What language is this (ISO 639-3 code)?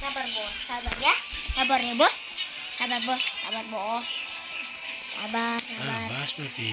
ind